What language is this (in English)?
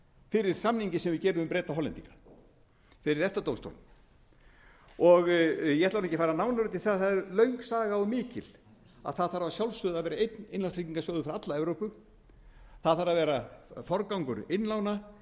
Icelandic